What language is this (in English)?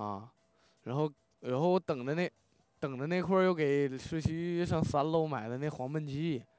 Chinese